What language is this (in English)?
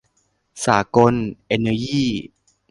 Thai